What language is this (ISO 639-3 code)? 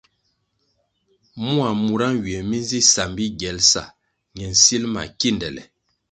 nmg